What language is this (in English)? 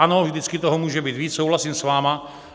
Czech